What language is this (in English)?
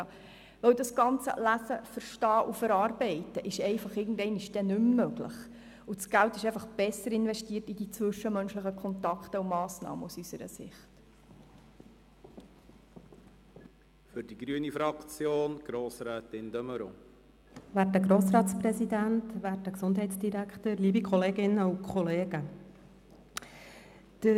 Swiss German